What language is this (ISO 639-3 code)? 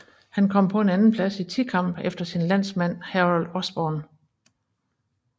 dan